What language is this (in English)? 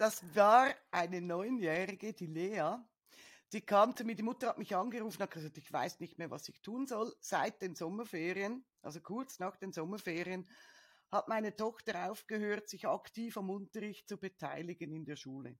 German